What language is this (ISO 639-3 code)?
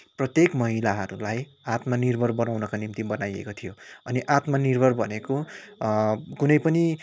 nep